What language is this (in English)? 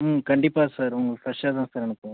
Tamil